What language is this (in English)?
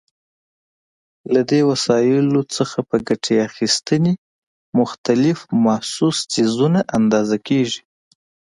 Pashto